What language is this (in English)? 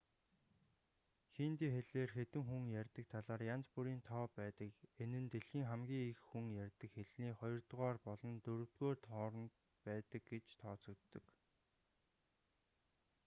Mongolian